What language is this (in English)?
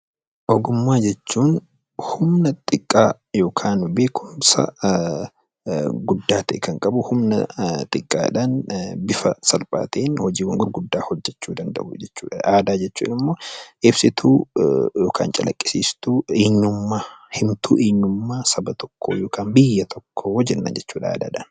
Oromo